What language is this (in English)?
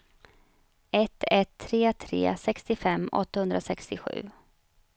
Swedish